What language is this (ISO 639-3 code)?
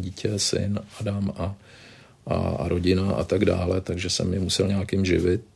ces